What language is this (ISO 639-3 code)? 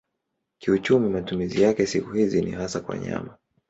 swa